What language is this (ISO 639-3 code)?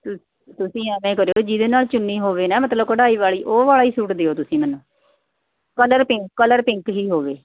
pan